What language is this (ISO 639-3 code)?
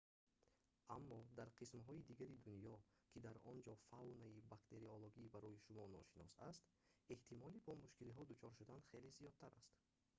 tgk